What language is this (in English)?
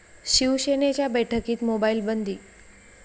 Marathi